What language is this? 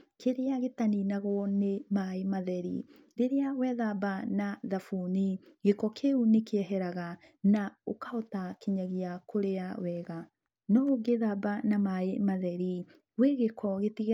Kikuyu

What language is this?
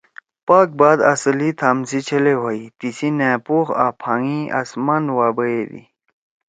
Torwali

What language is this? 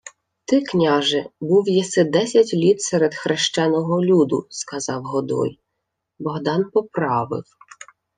Ukrainian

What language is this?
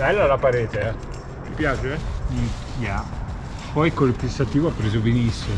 Italian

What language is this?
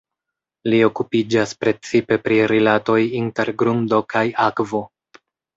Esperanto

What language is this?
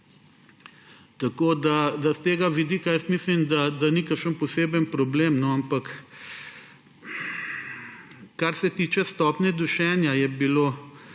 Slovenian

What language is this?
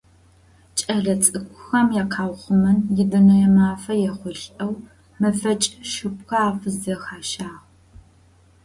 Adyghe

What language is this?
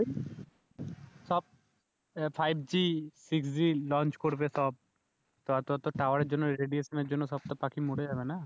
Bangla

